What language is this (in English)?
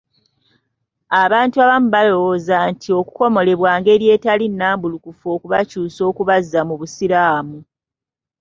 Ganda